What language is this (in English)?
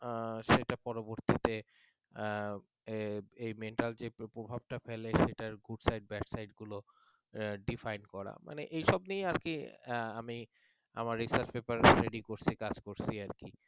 Bangla